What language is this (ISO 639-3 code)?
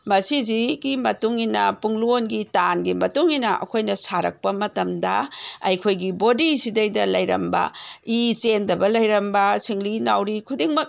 mni